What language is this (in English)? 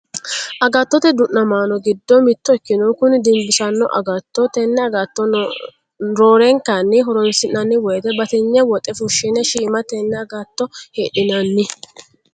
Sidamo